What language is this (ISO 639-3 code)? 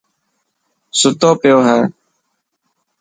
mki